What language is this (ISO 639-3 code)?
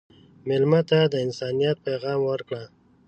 pus